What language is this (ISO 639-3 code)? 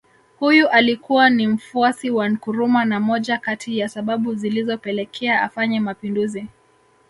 swa